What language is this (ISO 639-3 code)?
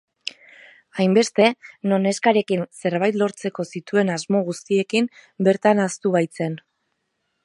eus